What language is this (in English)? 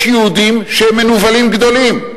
Hebrew